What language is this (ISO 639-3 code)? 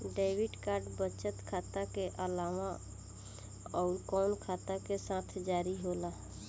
bho